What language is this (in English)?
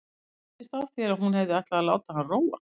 Icelandic